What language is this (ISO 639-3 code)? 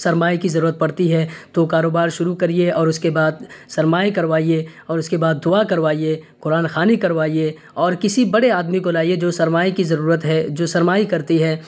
urd